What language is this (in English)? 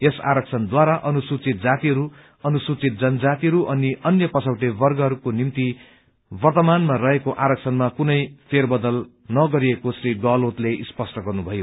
Nepali